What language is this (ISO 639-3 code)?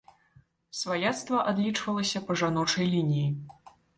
bel